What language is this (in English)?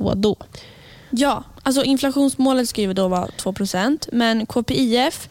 Swedish